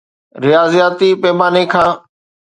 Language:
Sindhi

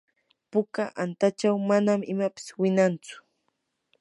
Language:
Yanahuanca Pasco Quechua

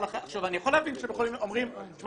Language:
Hebrew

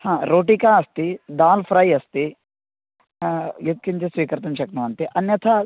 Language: Sanskrit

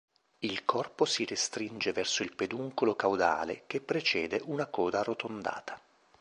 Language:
Italian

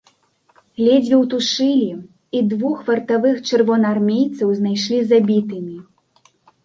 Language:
Belarusian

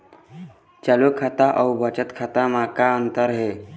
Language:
Chhattisgarhi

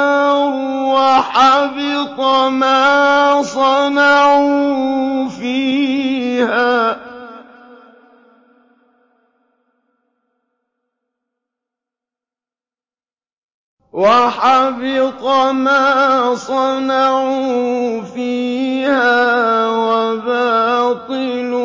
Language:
Arabic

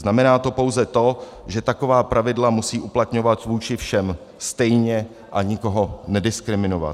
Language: Czech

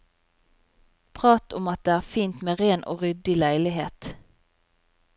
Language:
Norwegian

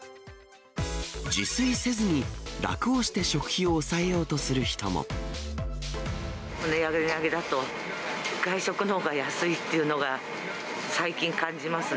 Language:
Japanese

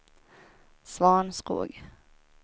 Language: Swedish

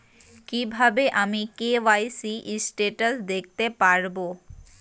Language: Bangla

